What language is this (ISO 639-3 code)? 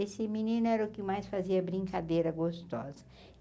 por